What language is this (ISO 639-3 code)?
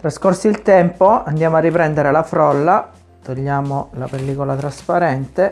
ita